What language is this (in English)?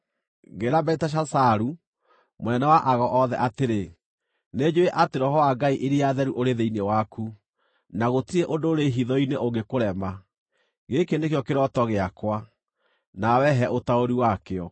Kikuyu